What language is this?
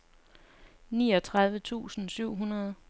Danish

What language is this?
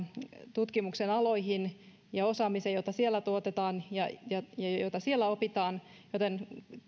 Finnish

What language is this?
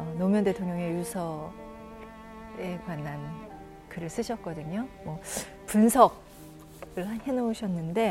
Korean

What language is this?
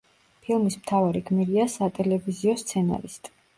Georgian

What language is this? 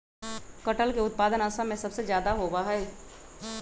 Magahi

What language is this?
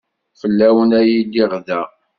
Kabyle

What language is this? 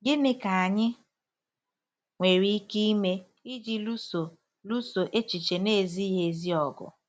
Igbo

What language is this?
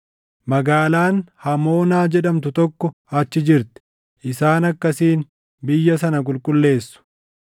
Oromo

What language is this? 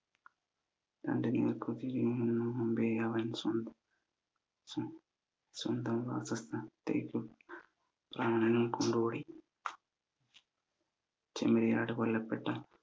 Malayalam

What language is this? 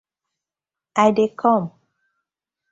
Nigerian Pidgin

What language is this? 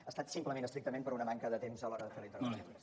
Catalan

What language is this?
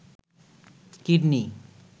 Bangla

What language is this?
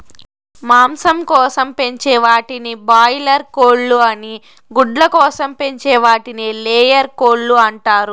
Telugu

